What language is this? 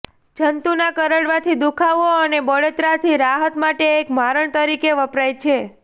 Gujarati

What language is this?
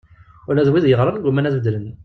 Kabyle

